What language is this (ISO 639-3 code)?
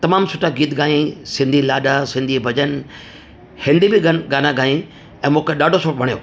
snd